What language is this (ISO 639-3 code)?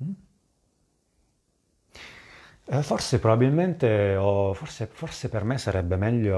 ita